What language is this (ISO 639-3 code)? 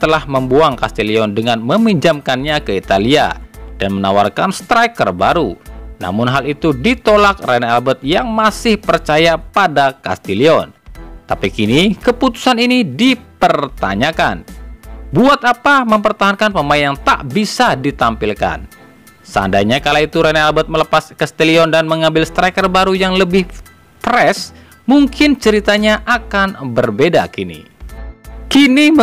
ind